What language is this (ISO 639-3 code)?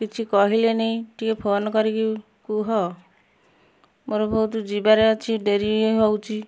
ori